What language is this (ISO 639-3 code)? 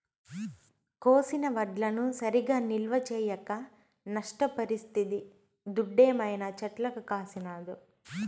tel